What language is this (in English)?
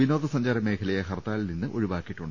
Malayalam